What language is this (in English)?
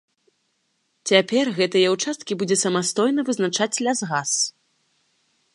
Belarusian